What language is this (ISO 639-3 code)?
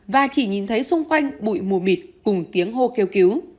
vie